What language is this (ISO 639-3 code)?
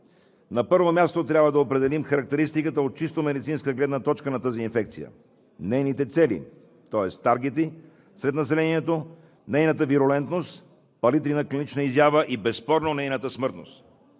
bul